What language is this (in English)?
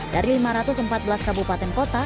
Indonesian